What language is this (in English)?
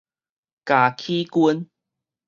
Min Nan Chinese